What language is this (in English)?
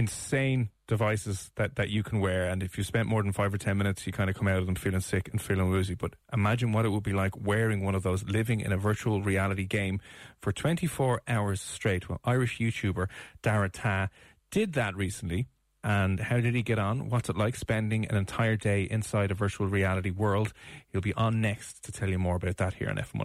English